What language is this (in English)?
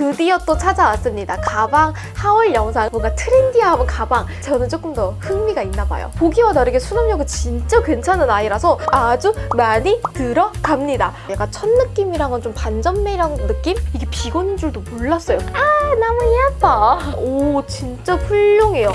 Korean